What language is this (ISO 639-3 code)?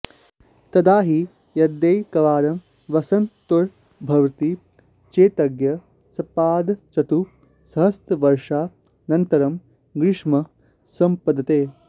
san